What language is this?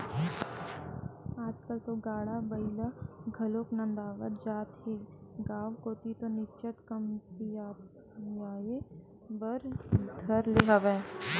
Chhattisgarhi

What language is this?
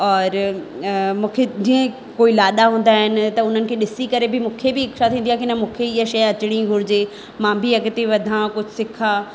Sindhi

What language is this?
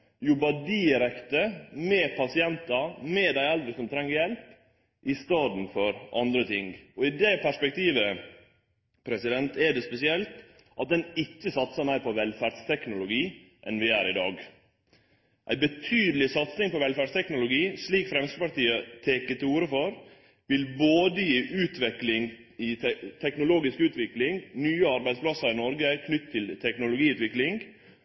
Norwegian Nynorsk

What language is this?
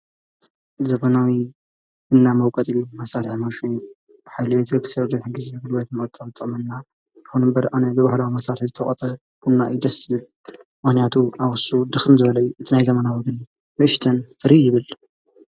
Tigrinya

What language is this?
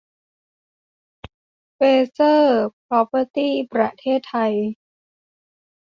Thai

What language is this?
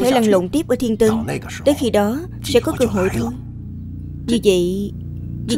Vietnamese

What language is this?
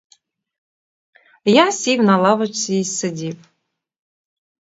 Ukrainian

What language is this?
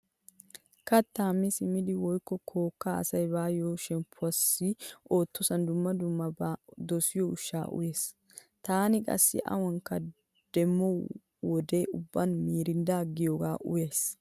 Wolaytta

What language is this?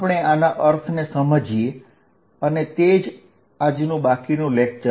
Gujarati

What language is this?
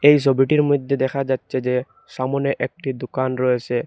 Bangla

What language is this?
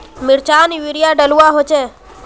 Magahi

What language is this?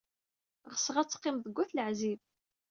Kabyle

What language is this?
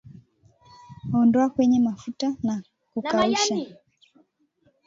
Swahili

